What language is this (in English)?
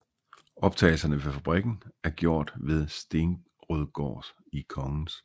Danish